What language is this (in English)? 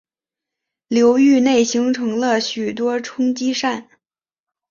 Chinese